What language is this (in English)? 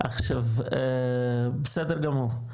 Hebrew